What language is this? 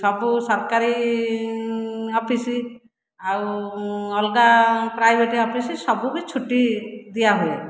Odia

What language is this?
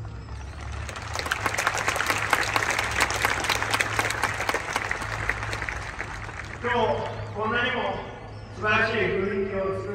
Japanese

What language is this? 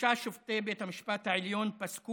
Hebrew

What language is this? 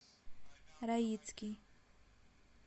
Russian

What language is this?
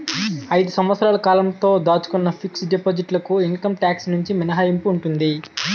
Telugu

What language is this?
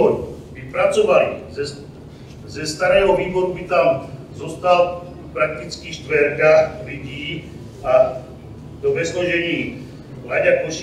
Czech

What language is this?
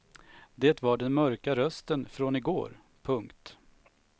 Swedish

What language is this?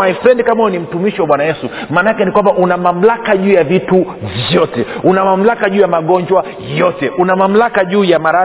Swahili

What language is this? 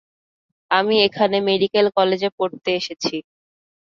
Bangla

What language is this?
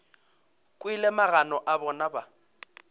Northern Sotho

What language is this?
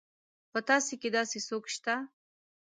Pashto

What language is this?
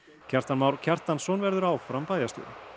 Icelandic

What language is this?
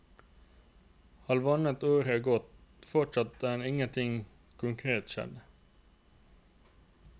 Norwegian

